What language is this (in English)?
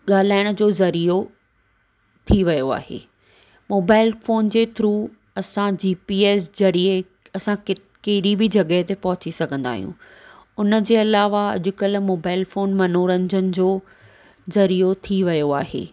Sindhi